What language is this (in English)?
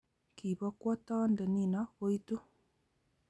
Kalenjin